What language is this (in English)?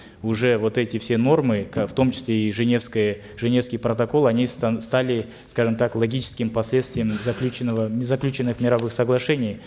Kazakh